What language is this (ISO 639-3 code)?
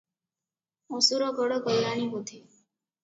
ori